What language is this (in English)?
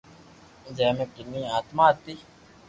Loarki